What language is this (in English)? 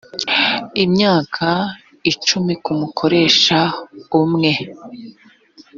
Kinyarwanda